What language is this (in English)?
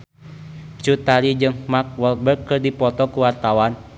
Sundanese